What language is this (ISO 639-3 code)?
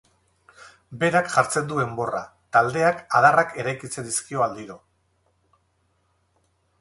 eus